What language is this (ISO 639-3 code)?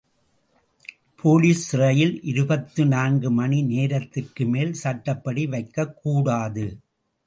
tam